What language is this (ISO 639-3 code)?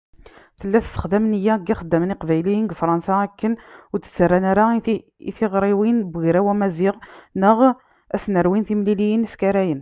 kab